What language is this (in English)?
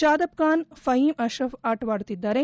Kannada